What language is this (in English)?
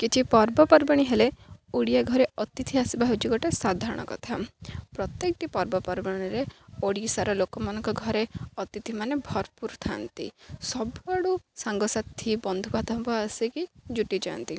Odia